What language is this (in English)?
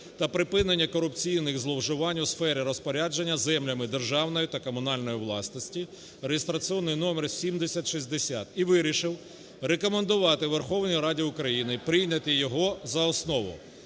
Ukrainian